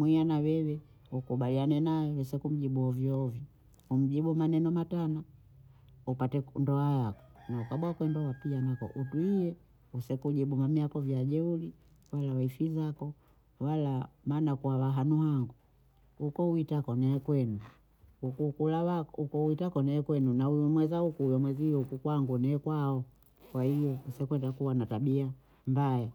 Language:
Bondei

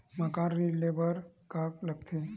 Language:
Chhattisgarhi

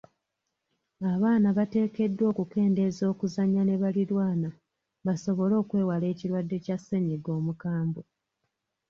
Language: Ganda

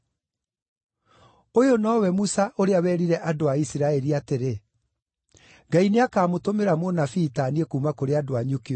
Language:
Kikuyu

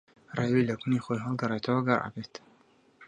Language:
Central Kurdish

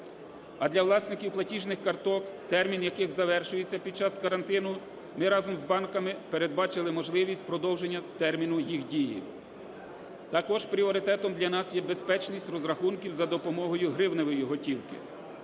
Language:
Ukrainian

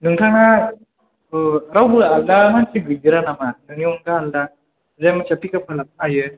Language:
Bodo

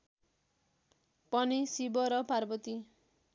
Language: Nepali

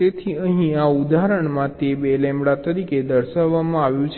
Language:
Gujarati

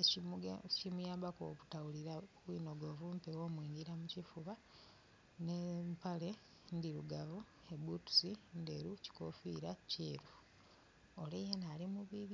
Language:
Soga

